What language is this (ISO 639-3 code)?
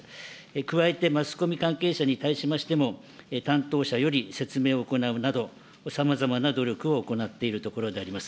jpn